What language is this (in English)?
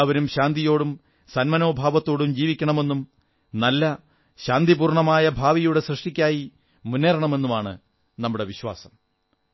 Malayalam